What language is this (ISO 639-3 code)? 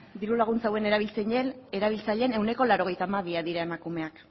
eus